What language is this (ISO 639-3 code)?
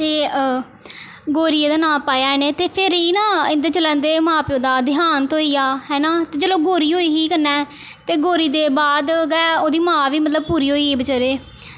doi